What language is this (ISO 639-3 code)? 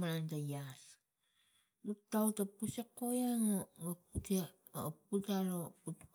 tgc